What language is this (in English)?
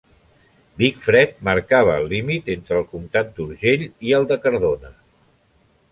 Catalan